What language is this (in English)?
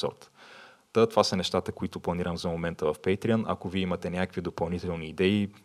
Bulgarian